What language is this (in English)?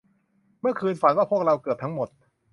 Thai